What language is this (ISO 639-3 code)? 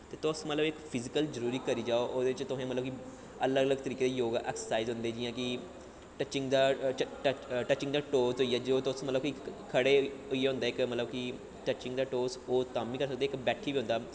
doi